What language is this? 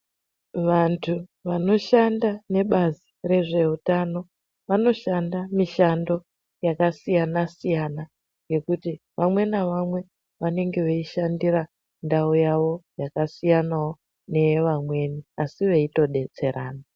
Ndau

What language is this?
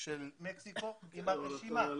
Hebrew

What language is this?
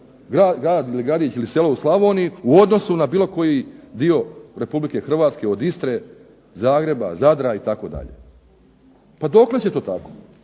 Croatian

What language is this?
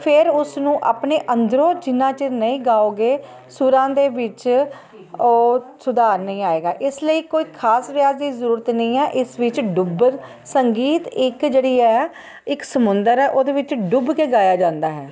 Punjabi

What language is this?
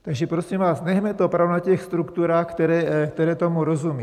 Czech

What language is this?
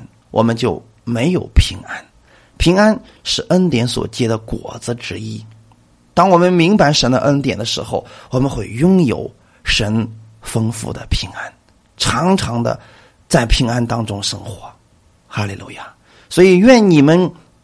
Chinese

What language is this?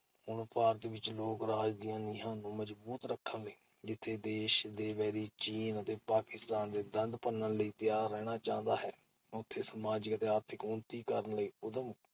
Punjabi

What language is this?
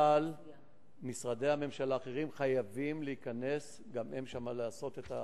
Hebrew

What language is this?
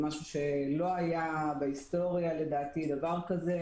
Hebrew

